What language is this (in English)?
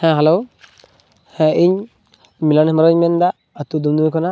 Santali